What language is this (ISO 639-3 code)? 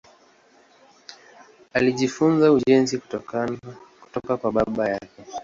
swa